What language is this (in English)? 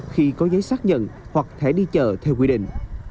Vietnamese